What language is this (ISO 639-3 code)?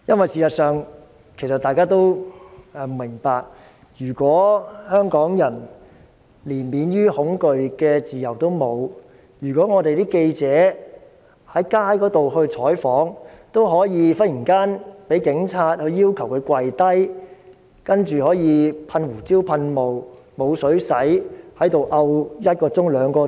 yue